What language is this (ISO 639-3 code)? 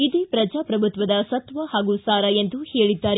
kan